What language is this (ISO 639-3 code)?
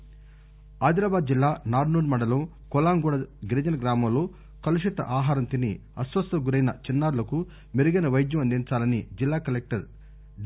tel